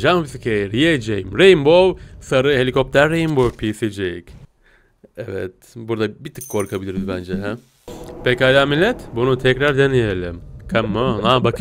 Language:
Turkish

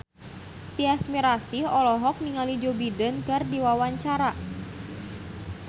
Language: Sundanese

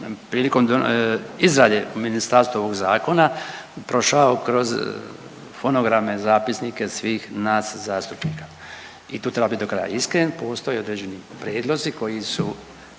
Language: Croatian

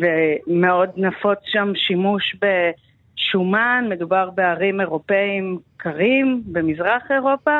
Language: Hebrew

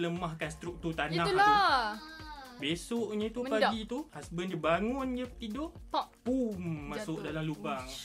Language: Malay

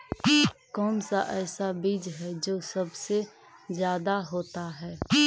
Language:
Magahi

